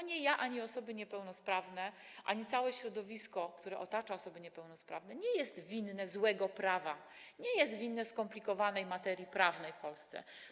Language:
Polish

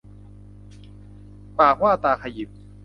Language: Thai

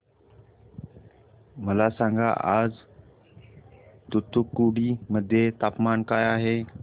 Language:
Marathi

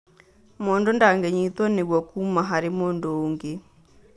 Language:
Kikuyu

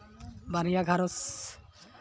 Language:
Santali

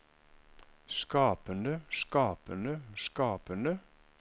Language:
Norwegian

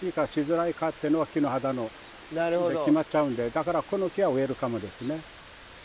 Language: Japanese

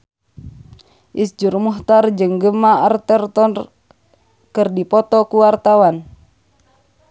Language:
Sundanese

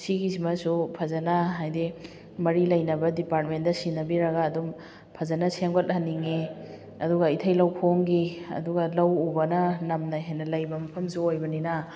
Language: Manipuri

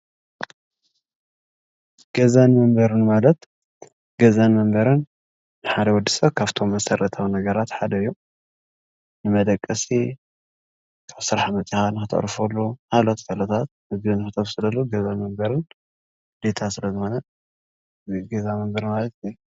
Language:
Tigrinya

